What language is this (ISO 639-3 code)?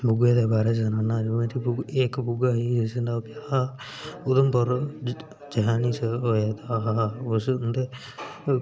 doi